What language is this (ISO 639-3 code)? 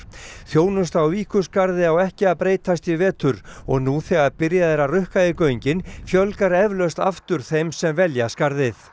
isl